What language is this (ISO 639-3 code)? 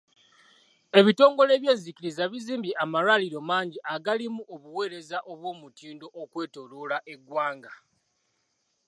lug